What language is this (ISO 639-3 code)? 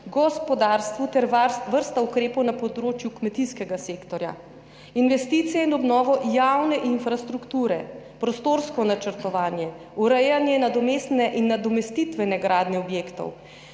slv